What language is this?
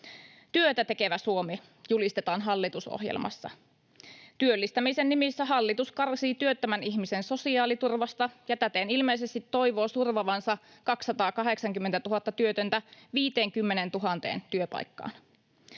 Finnish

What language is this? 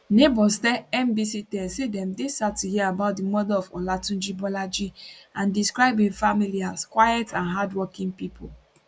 Nigerian Pidgin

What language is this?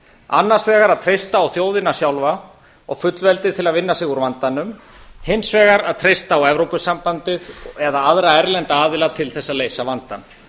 Icelandic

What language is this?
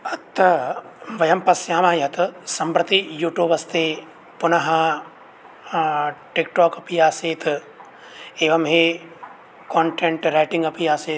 Sanskrit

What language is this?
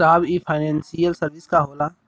Bhojpuri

